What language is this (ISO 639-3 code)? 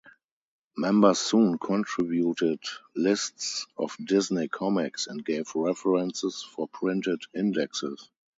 eng